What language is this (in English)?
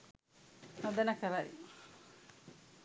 Sinhala